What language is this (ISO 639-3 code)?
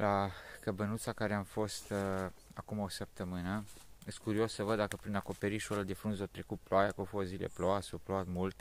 ron